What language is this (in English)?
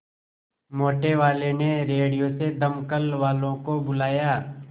Hindi